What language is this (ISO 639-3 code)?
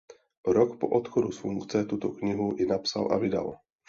ces